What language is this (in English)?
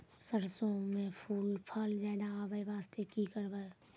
Maithili